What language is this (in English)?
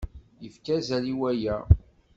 Kabyle